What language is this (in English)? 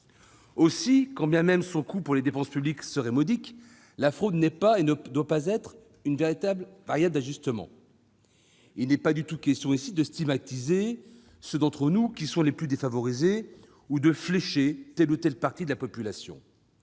French